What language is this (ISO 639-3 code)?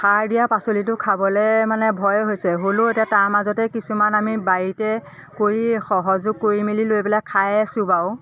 asm